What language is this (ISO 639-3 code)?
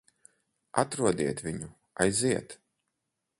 lav